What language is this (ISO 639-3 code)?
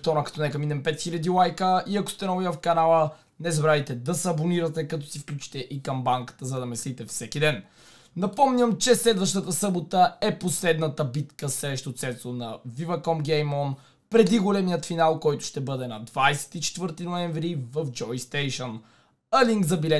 bul